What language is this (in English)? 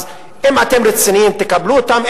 Hebrew